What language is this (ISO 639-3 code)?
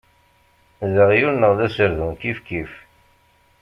kab